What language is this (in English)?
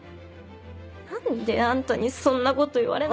Japanese